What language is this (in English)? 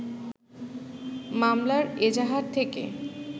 Bangla